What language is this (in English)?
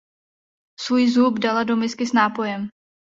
Czech